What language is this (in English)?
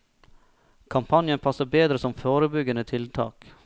Norwegian